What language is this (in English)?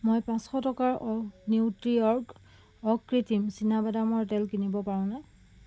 Assamese